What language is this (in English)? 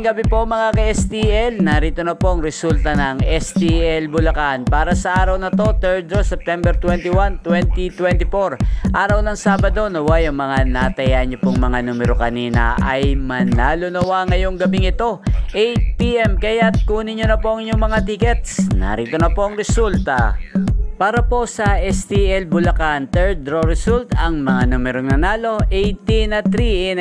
Filipino